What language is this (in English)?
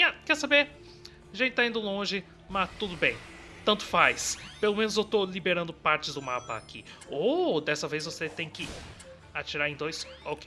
Portuguese